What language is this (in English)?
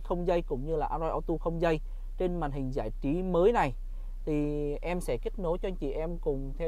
Vietnamese